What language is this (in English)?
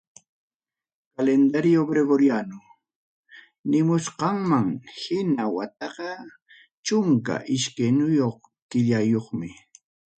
Ayacucho Quechua